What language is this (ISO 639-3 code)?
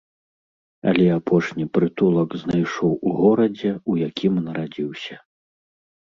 bel